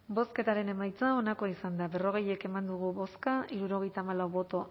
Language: Basque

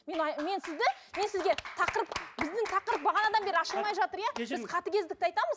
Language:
Kazakh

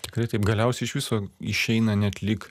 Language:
Lithuanian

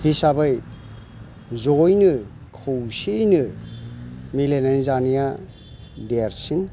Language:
Bodo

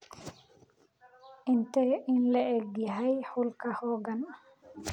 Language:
Somali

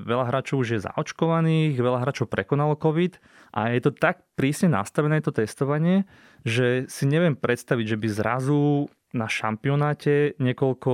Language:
Slovak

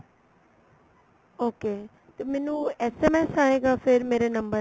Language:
Punjabi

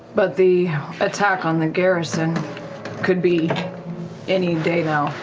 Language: English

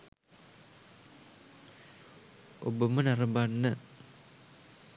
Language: Sinhala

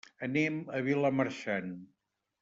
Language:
Catalan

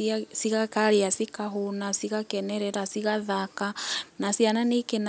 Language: Kikuyu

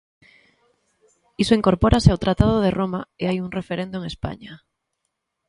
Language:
Galician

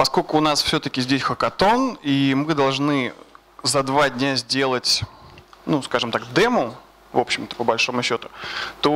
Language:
Russian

